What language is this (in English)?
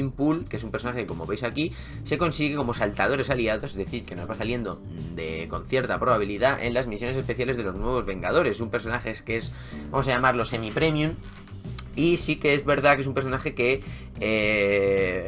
Spanish